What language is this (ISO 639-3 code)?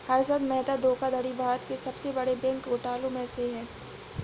hin